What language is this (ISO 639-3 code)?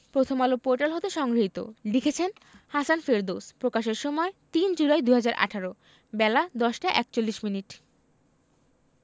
ben